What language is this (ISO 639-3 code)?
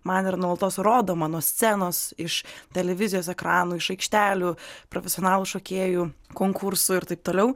lit